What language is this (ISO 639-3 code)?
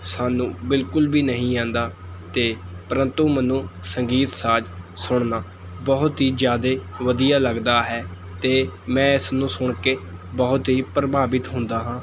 pan